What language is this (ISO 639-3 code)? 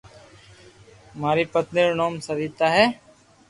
lrk